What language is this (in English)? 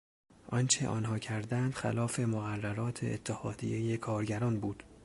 Persian